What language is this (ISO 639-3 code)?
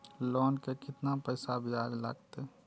mai